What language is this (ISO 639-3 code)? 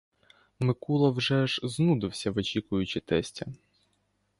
ukr